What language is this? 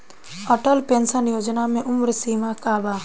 Bhojpuri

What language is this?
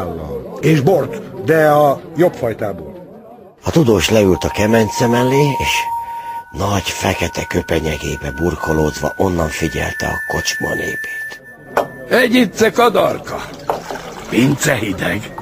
Hungarian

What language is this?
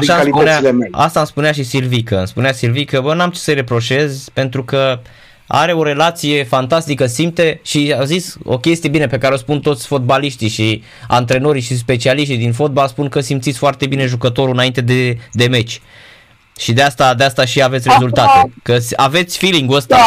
Romanian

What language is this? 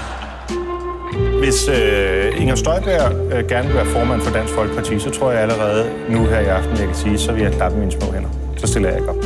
Danish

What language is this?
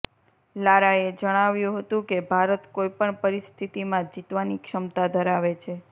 Gujarati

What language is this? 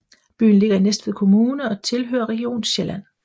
Danish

